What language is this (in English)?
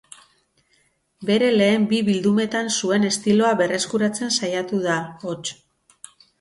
Basque